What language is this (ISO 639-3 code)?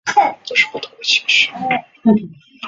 zho